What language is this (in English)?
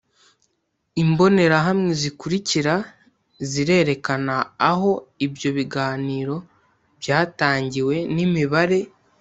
Kinyarwanda